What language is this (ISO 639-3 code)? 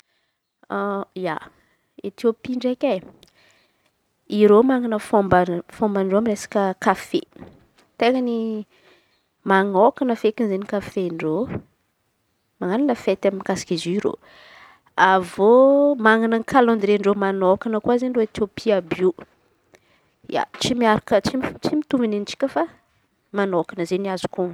xmv